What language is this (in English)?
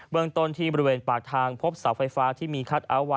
Thai